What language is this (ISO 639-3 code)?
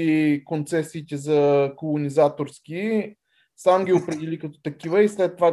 bul